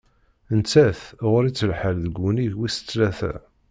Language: Kabyle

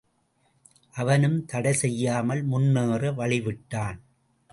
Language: Tamil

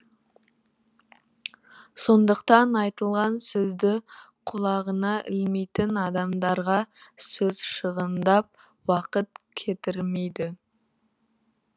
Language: Kazakh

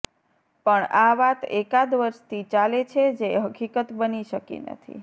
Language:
Gujarati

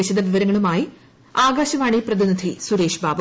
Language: Malayalam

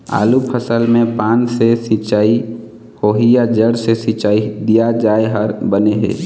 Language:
Chhattisgarhi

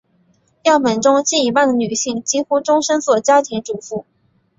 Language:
Chinese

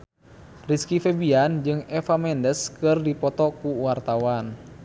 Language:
Sundanese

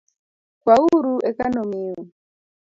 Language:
Luo (Kenya and Tanzania)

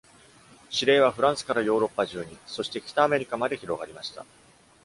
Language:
Japanese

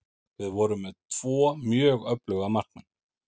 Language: Icelandic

